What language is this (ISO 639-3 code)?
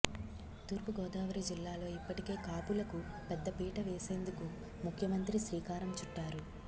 tel